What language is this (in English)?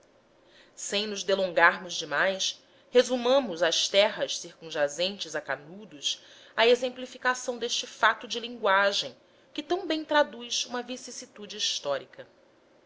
Portuguese